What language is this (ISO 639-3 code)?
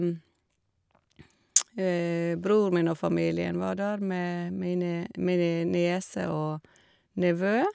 nor